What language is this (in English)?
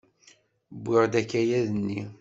Kabyle